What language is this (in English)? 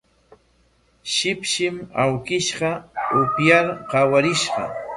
Corongo Ancash Quechua